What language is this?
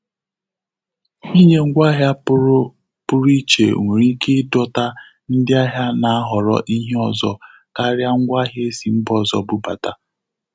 Igbo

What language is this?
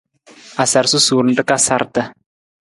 Nawdm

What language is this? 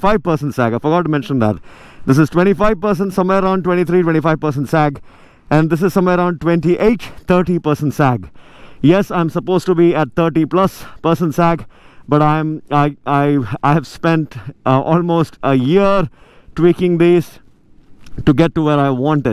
English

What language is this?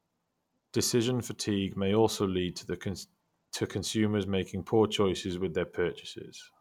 English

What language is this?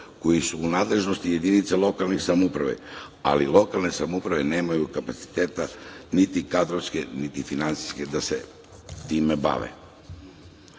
Serbian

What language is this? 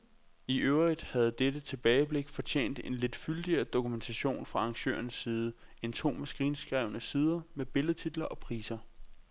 Danish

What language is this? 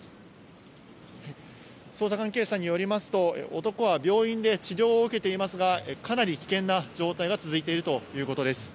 Japanese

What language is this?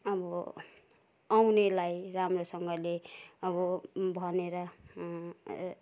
Nepali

